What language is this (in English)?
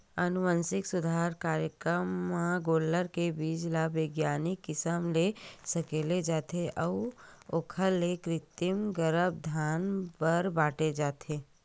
Chhattisgarhi